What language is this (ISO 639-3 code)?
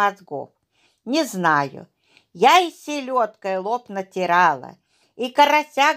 rus